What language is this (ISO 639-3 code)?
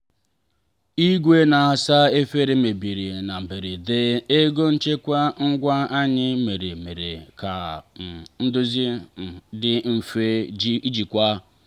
ibo